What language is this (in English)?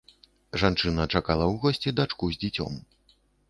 Belarusian